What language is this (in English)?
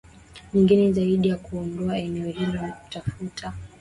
Swahili